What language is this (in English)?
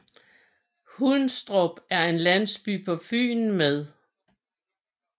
Danish